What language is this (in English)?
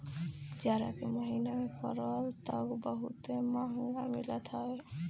Bhojpuri